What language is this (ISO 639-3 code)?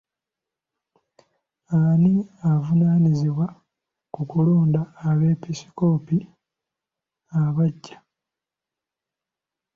lug